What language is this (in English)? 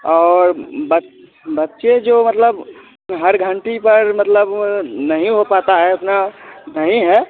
Hindi